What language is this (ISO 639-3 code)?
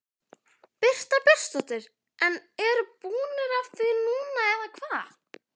isl